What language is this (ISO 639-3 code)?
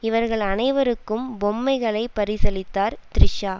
tam